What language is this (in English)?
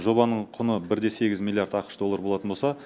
Kazakh